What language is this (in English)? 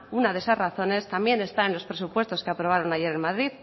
Spanish